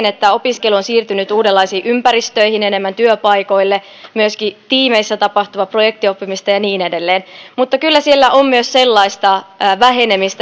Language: Finnish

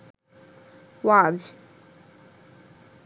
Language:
Bangla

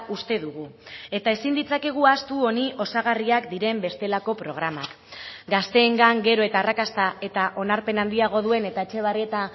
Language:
Basque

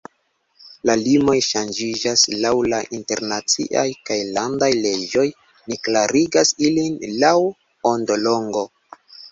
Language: Esperanto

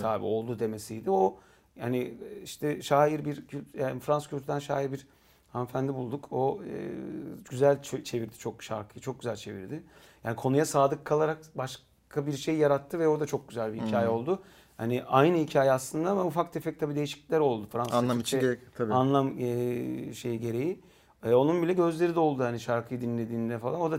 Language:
Turkish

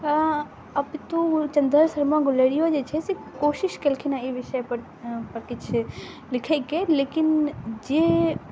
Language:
Maithili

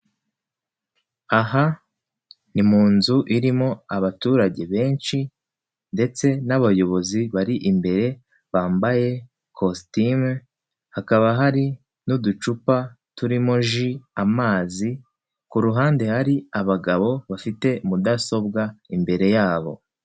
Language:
Kinyarwanda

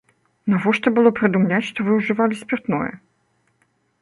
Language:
Belarusian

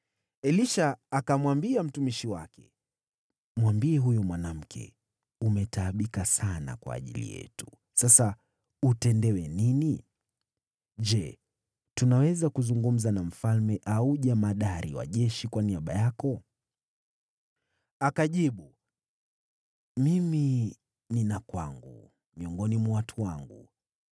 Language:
Swahili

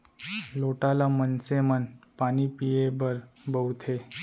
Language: Chhattisgarhi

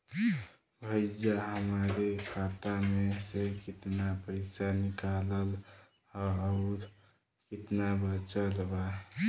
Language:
Bhojpuri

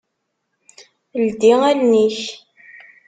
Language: Kabyle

